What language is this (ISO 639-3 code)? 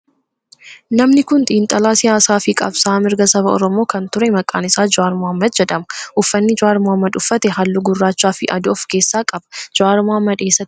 orm